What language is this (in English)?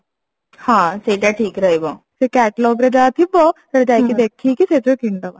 Odia